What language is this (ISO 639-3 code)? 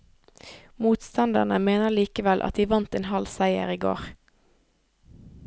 nor